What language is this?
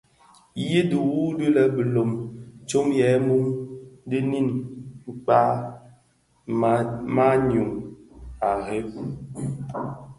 Bafia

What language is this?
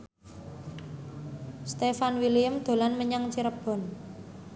Javanese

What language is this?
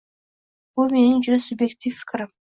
Uzbek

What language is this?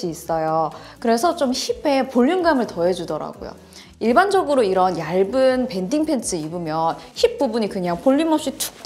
Korean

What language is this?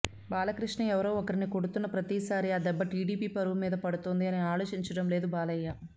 Telugu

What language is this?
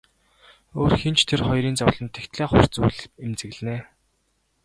Mongolian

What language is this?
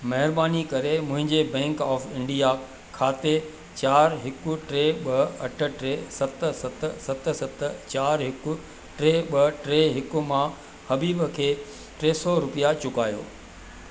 Sindhi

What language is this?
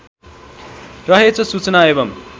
Nepali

